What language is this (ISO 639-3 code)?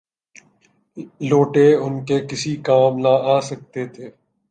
urd